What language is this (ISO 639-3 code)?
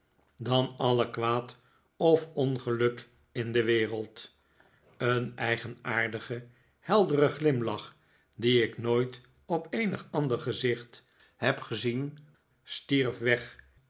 nld